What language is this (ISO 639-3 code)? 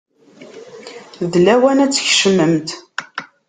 kab